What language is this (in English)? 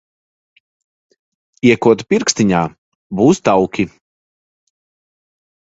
Latvian